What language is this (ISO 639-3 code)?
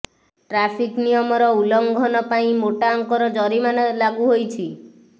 ori